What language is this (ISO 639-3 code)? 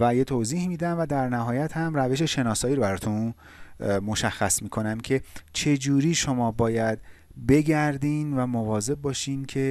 fas